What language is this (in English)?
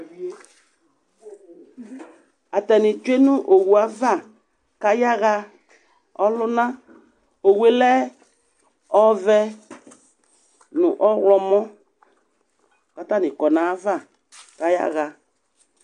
Ikposo